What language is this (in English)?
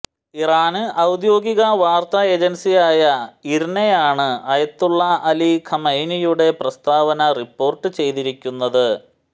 Malayalam